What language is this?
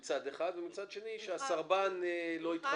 Hebrew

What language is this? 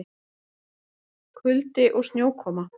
Icelandic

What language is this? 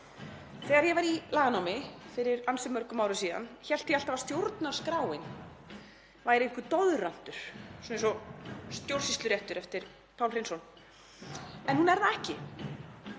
Icelandic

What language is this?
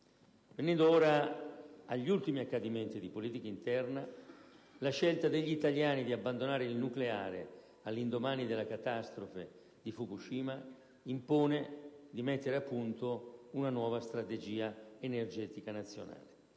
Italian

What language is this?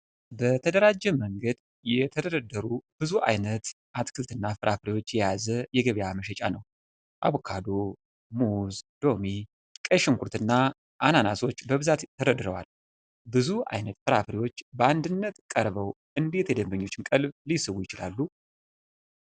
Amharic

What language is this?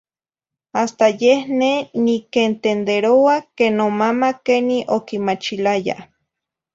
Zacatlán-Ahuacatlán-Tepetzintla Nahuatl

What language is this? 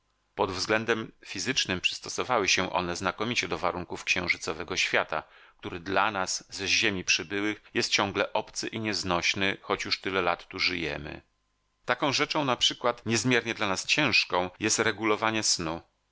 Polish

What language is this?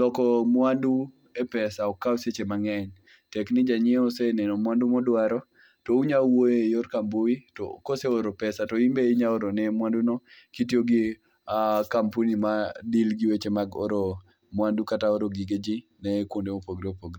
Luo (Kenya and Tanzania)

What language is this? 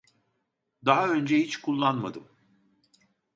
Turkish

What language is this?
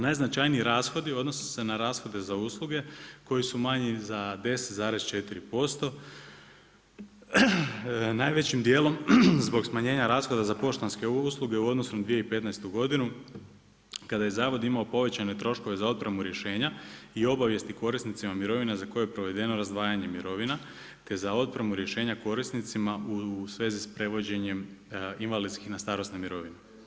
Croatian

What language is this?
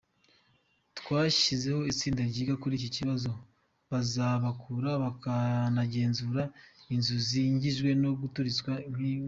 Kinyarwanda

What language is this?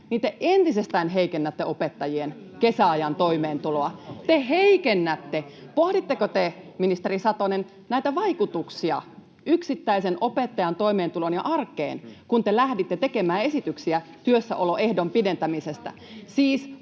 Finnish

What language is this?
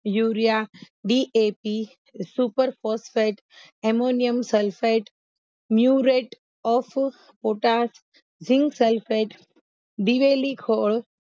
Gujarati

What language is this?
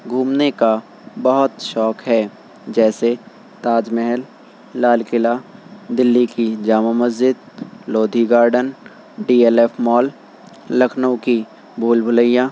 Urdu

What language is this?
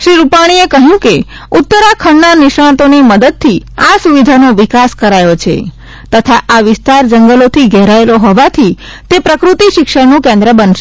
Gujarati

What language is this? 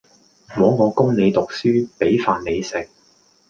Cantonese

